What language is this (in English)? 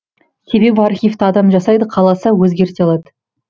Kazakh